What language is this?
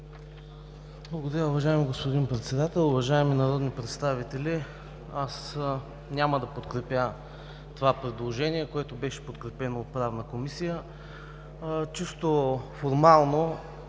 Bulgarian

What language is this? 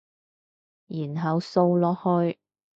Cantonese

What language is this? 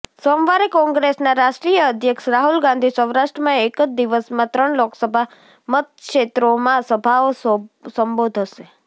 Gujarati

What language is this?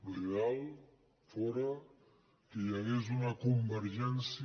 Catalan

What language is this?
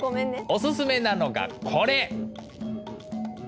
Japanese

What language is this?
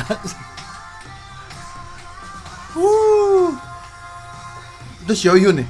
Indonesian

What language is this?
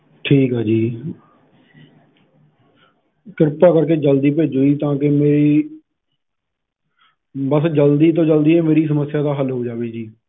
Punjabi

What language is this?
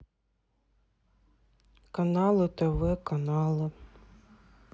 Russian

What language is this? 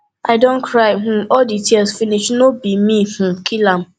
Nigerian Pidgin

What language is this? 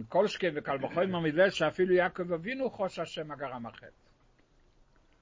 Hebrew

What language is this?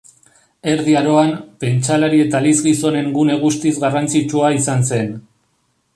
Basque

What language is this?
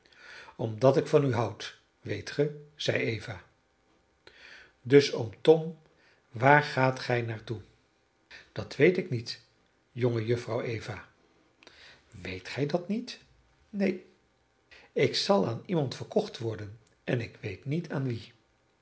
Dutch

